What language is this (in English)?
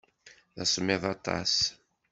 Kabyle